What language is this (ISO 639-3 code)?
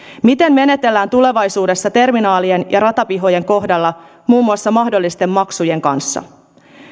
fin